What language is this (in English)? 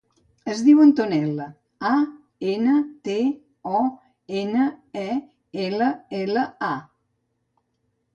Catalan